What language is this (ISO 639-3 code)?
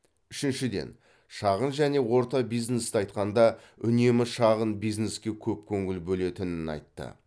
kaz